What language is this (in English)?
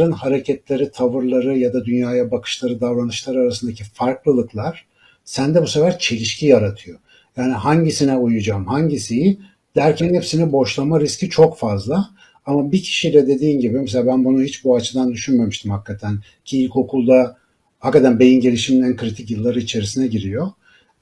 Turkish